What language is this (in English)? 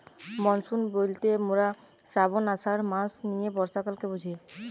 Bangla